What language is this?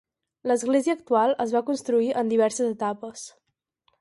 Catalan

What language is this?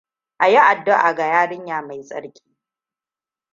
Hausa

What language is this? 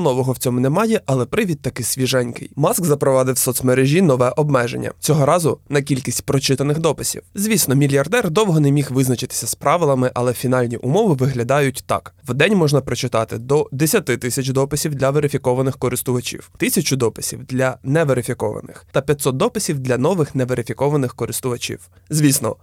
Ukrainian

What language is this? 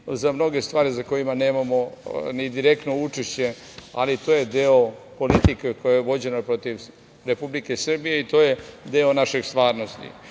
Serbian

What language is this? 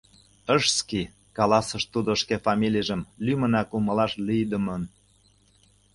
Mari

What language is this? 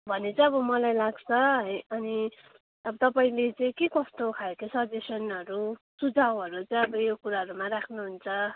Nepali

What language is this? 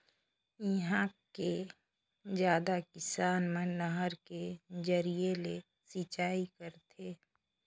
Chhattisgarhi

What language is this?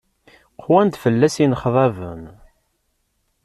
Kabyle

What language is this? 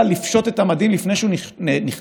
Hebrew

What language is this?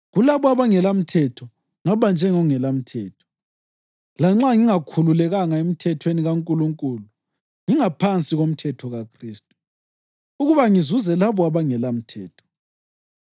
North Ndebele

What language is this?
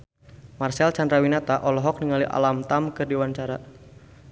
Sundanese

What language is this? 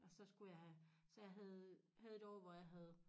Danish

